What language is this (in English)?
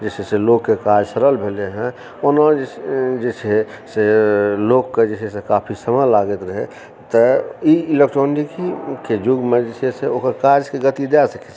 Maithili